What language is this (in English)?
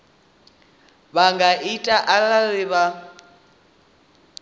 Venda